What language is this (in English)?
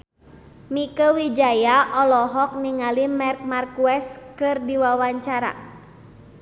Sundanese